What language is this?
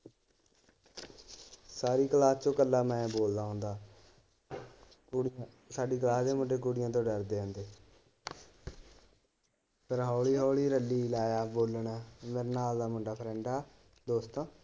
Punjabi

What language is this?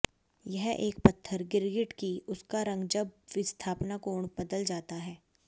Hindi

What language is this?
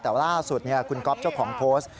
Thai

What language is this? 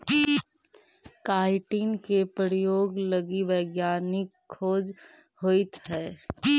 Magahi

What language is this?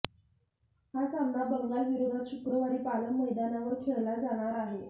Marathi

